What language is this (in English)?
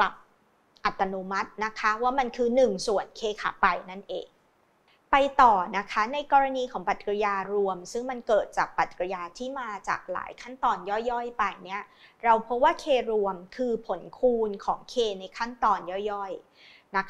Thai